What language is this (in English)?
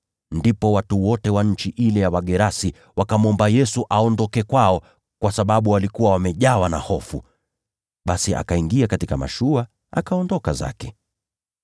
Swahili